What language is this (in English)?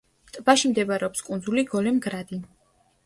Georgian